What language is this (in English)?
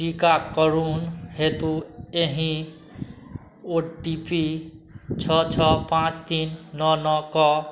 Maithili